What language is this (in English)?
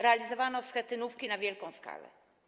Polish